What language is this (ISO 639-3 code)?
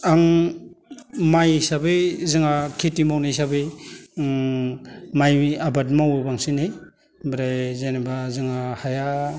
brx